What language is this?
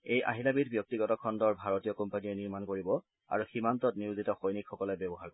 Assamese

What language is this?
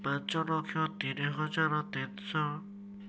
Odia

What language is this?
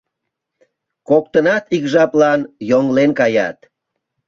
Mari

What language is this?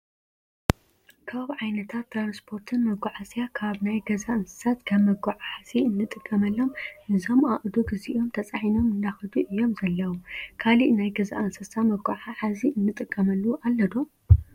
Tigrinya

